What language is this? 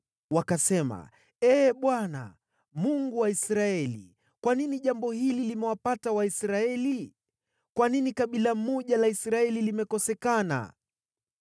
Swahili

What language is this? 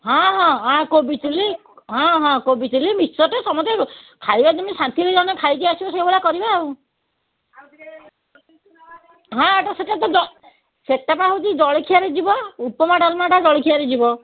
Odia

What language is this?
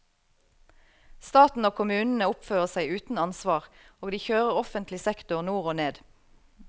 Norwegian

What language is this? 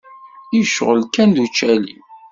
Kabyle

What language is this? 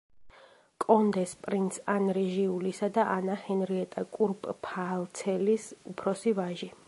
Georgian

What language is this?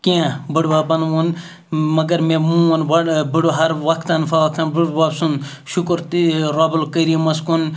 Kashmiri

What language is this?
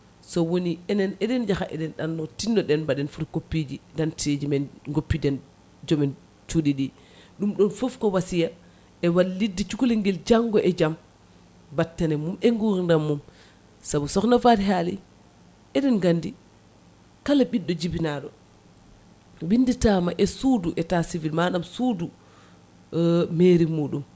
Fula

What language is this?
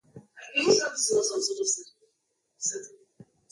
Swahili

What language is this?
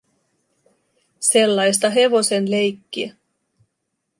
Finnish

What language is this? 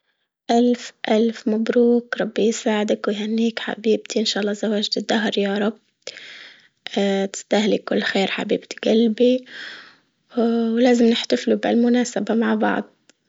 Libyan Arabic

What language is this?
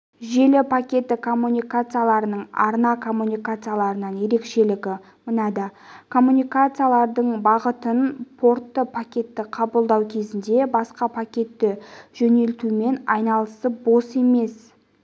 Kazakh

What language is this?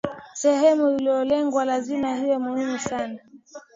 Swahili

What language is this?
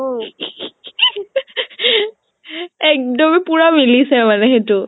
Assamese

